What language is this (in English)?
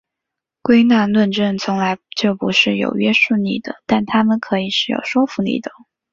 Chinese